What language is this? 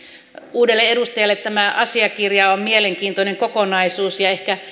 Finnish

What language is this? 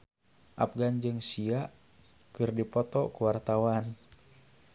Sundanese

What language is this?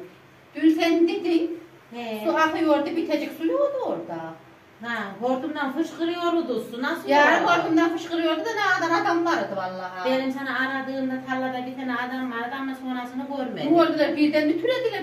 Turkish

